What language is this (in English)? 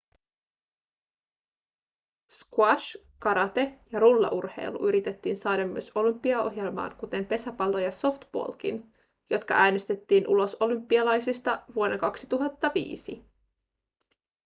Finnish